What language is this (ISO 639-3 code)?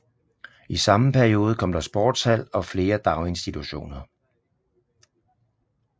dan